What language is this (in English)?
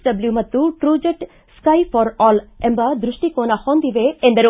Kannada